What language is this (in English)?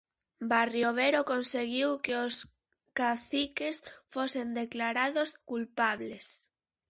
Galician